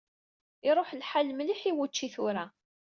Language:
Kabyle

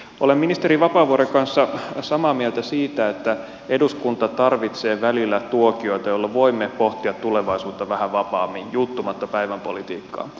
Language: Finnish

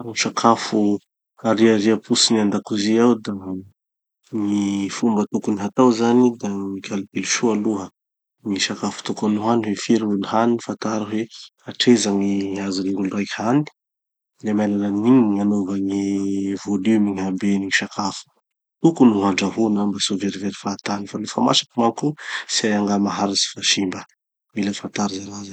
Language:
Tanosy Malagasy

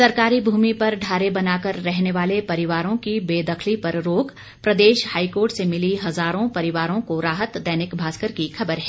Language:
Hindi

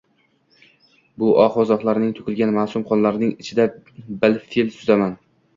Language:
Uzbek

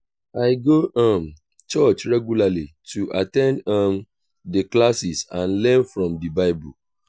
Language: Nigerian Pidgin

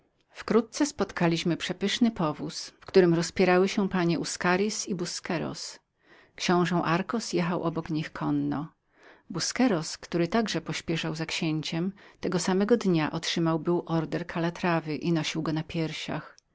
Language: Polish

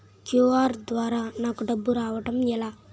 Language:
Telugu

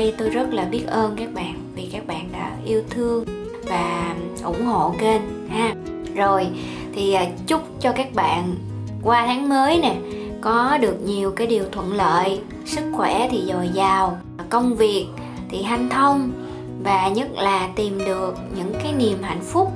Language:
Vietnamese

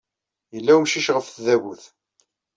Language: Kabyle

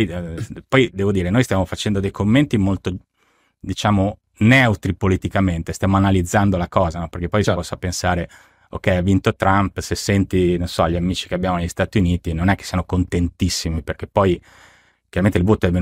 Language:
Italian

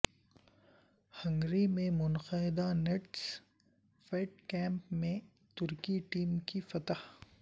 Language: Urdu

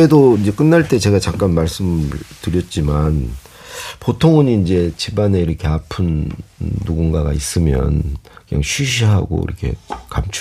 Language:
Korean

